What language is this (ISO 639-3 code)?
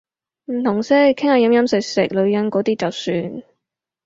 yue